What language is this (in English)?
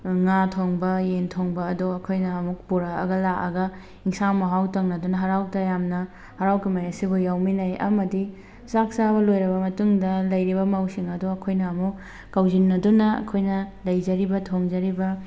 Manipuri